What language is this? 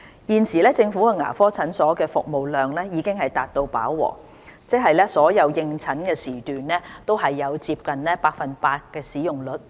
Cantonese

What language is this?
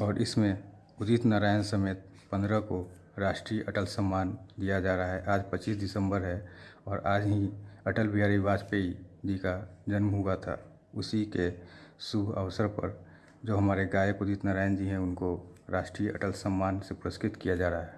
Hindi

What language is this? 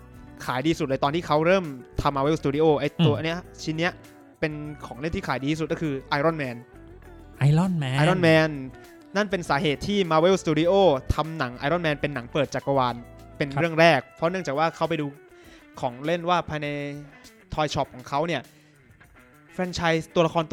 Thai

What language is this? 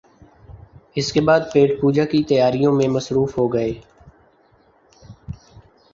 Urdu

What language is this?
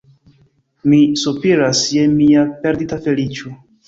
Esperanto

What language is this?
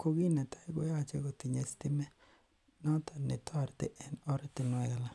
Kalenjin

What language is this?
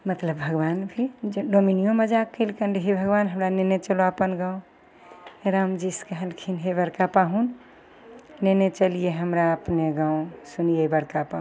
Maithili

